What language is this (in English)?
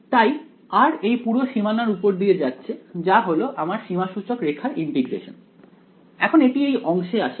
Bangla